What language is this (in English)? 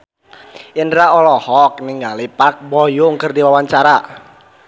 Sundanese